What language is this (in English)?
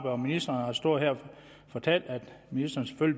Danish